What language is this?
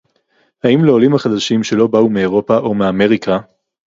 Hebrew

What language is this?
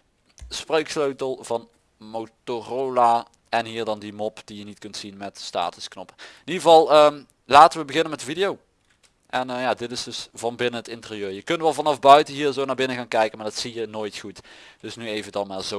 Dutch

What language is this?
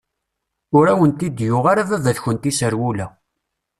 Kabyle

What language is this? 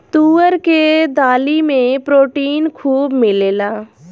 Bhojpuri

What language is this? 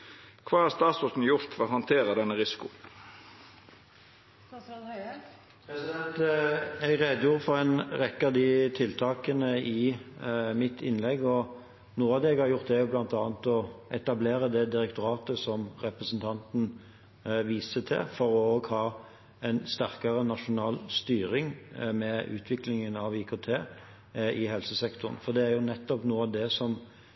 Norwegian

